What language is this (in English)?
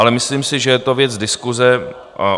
Czech